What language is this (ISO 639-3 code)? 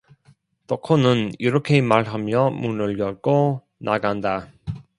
kor